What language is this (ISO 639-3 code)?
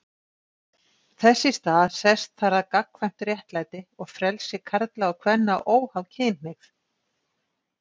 isl